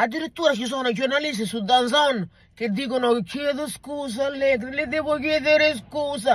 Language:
Italian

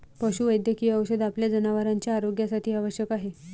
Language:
Marathi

